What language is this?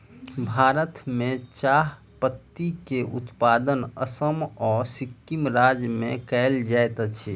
Maithili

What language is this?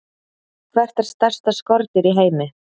Icelandic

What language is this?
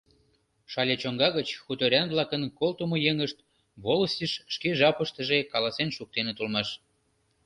Mari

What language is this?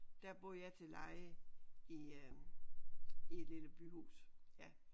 Danish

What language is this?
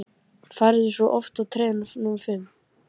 Icelandic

